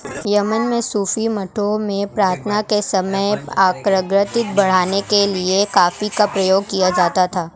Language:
Hindi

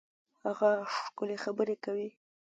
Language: Pashto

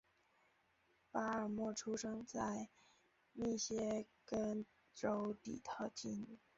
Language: Chinese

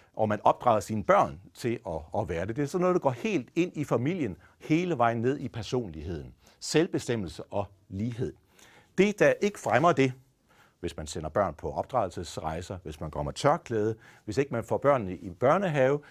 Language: Danish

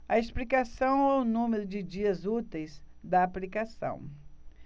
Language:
Portuguese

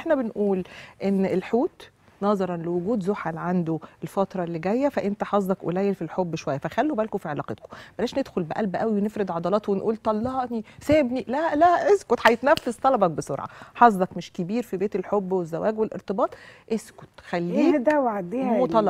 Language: Arabic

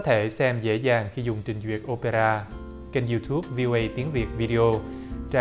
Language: Vietnamese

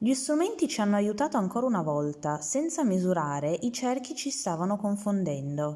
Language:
Italian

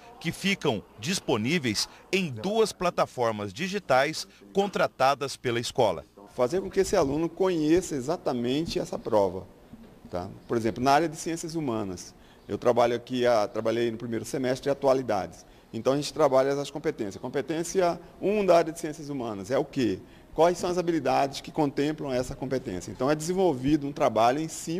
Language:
Portuguese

